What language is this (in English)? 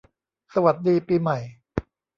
Thai